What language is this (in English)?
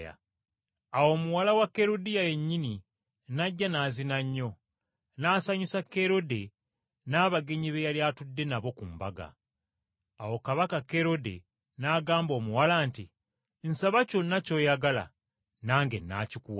Ganda